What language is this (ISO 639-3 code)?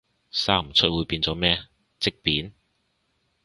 yue